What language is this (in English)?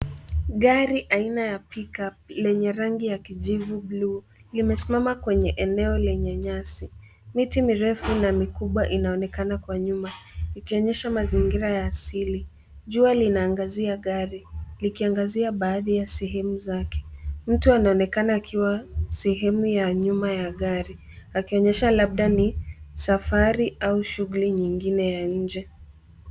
Swahili